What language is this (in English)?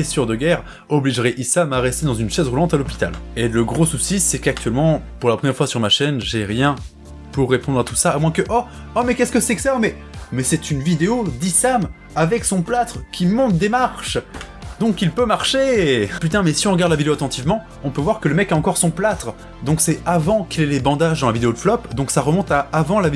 French